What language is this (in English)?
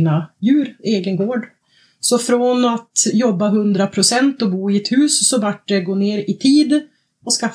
Swedish